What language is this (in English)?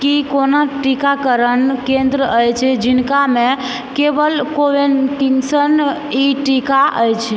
Maithili